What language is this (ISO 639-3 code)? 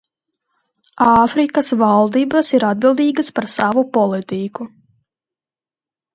lav